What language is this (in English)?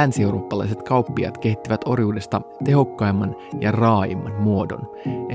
Finnish